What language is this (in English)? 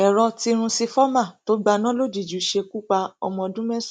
Yoruba